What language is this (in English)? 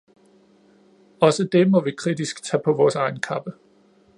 Danish